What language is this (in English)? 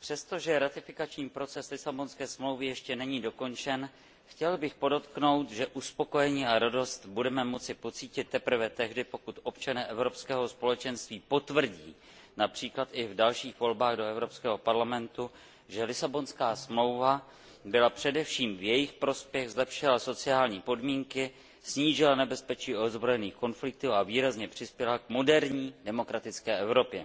Czech